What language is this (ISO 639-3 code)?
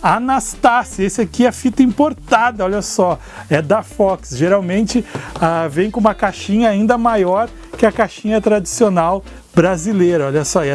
por